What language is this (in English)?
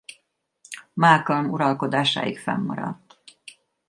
Hungarian